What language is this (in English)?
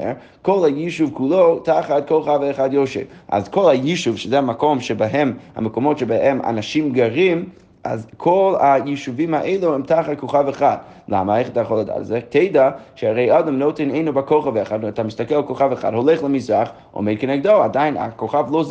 Hebrew